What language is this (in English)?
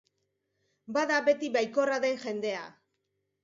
Basque